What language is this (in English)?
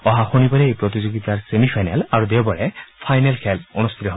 Assamese